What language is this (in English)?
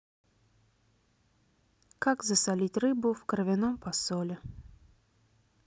Russian